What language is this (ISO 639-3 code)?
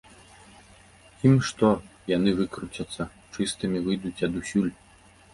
bel